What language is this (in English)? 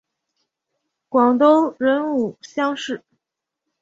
Chinese